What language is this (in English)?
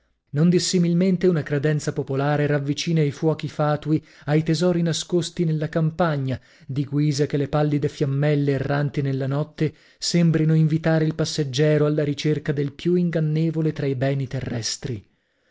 Italian